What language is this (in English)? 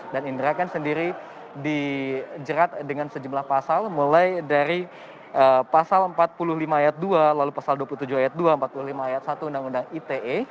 Indonesian